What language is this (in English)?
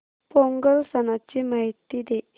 Marathi